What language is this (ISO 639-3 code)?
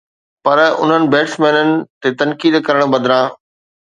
snd